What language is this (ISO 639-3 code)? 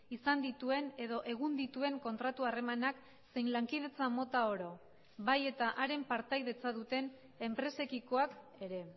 eus